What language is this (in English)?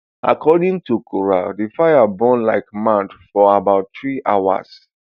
Nigerian Pidgin